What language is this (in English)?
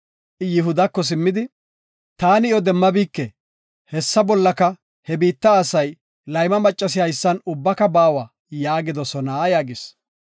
Gofa